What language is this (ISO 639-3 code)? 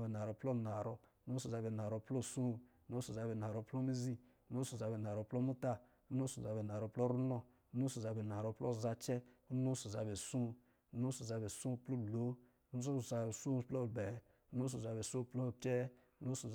mgi